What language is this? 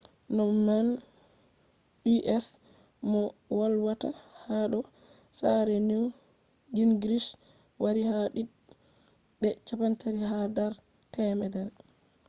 Fula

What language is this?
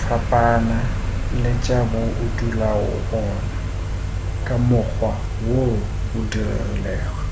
Northern Sotho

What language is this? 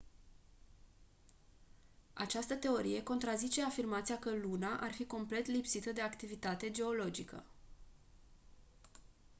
Romanian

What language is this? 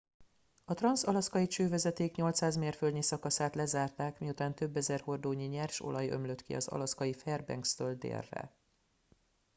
Hungarian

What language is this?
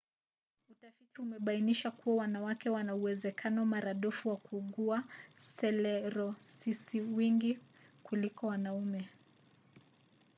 Swahili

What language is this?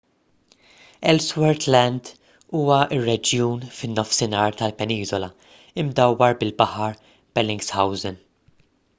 Maltese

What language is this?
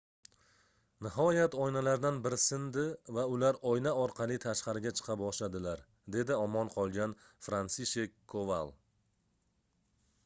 Uzbek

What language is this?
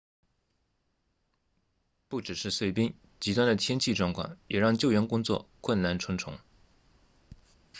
Chinese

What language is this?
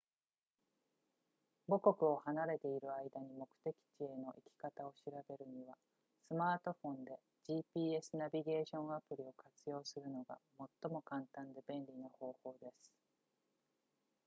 Japanese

